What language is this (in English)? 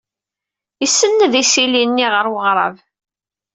Kabyle